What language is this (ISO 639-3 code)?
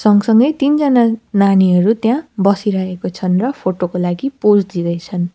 nep